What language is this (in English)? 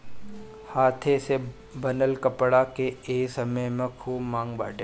Bhojpuri